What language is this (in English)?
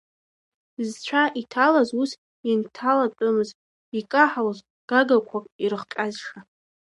Abkhazian